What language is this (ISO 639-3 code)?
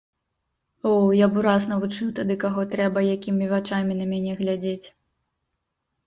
bel